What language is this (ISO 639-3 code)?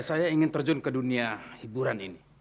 ind